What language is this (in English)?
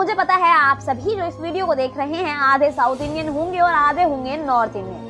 Hindi